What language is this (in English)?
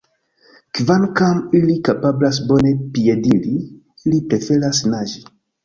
Esperanto